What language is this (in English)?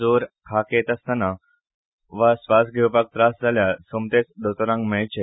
Konkani